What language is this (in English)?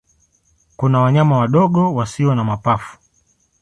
Swahili